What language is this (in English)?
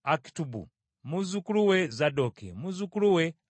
Ganda